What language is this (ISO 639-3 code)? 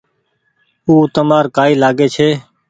gig